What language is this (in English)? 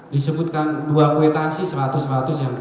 Indonesian